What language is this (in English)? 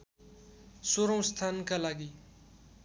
Nepali